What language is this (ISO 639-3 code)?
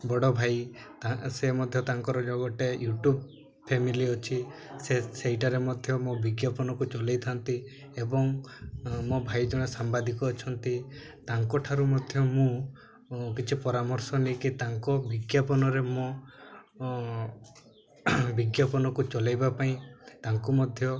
ori